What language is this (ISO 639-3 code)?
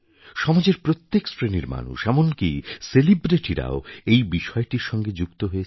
ben